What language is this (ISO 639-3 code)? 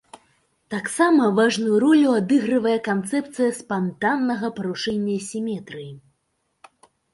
bel